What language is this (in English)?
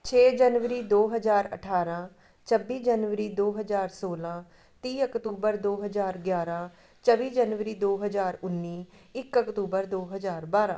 Punjabi